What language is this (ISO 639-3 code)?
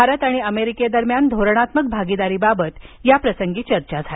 mar